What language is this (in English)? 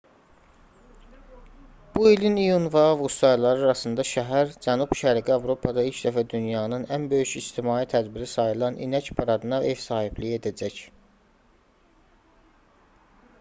Azerbaijani